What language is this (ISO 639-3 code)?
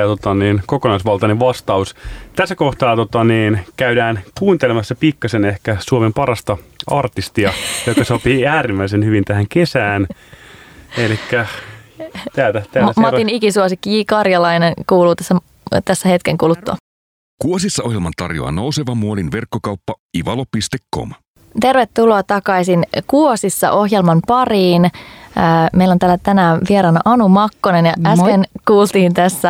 fin